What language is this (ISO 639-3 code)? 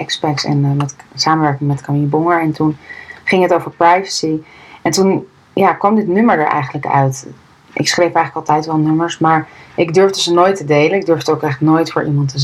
nld